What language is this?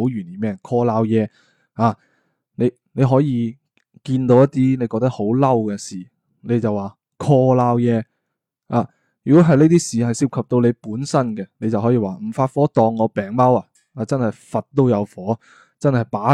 Chinese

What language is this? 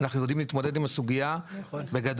Hebrew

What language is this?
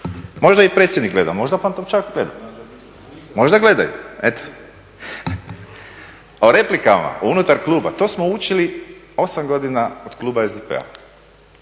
Croatian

